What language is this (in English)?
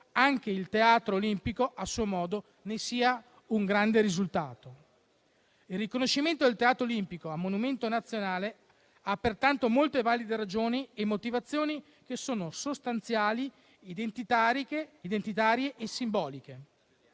Italian